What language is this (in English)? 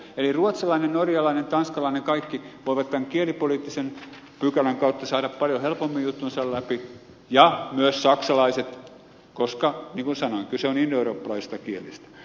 Finnish